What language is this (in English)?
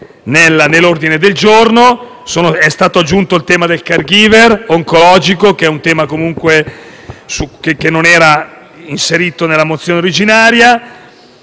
Italian